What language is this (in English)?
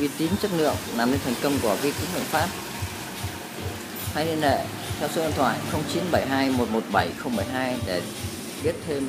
Vietnamese